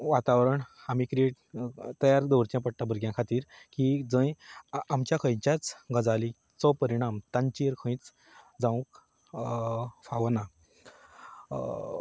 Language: Konkani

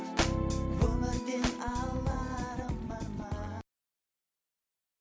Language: Kazakh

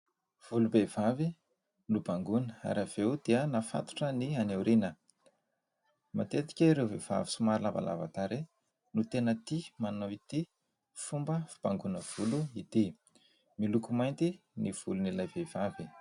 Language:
Malagasy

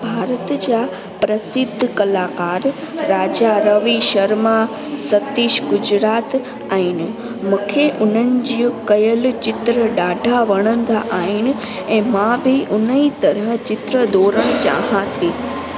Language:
Sindhi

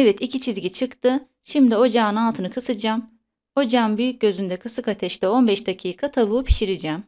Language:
Turkish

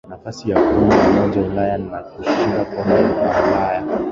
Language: Swahili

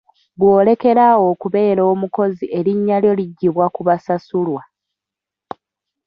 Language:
Ganda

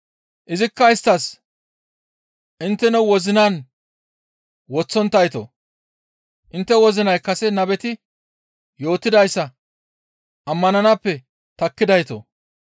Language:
Gamo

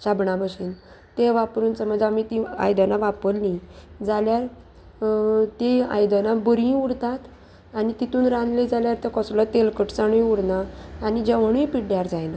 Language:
Konkani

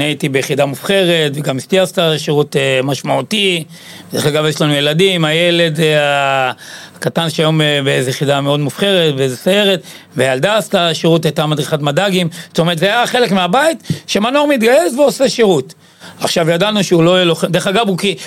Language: Hebrew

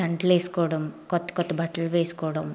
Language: Telugu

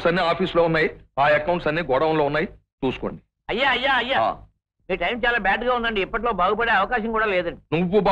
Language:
Telugu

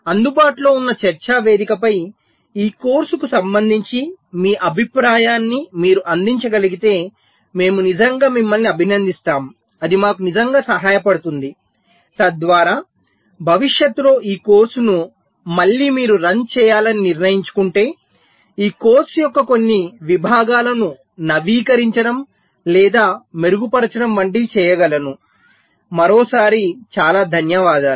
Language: Telugu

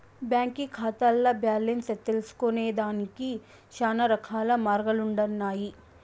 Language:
Telugu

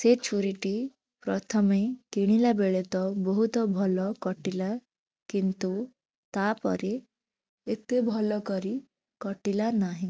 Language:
Odia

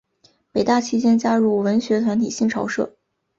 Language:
Chinese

